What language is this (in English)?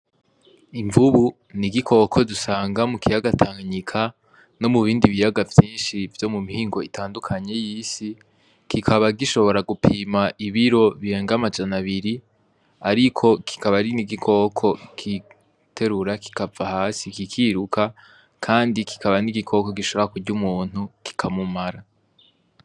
Rundi